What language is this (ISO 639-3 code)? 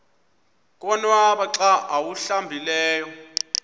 xho